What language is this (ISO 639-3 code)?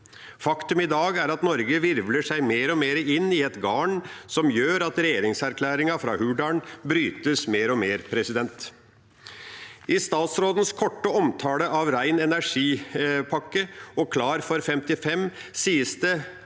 nor